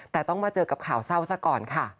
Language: Thai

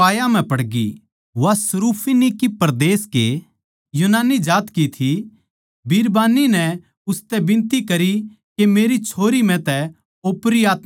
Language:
Haryanvi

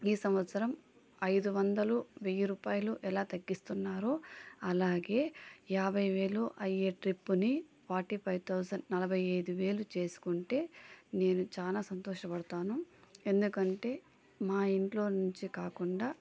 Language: Telugu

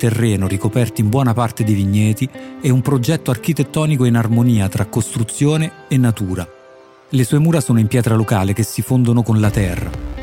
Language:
Italian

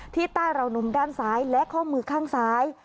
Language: Thai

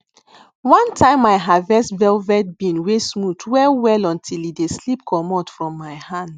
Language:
Nigerian Pidgin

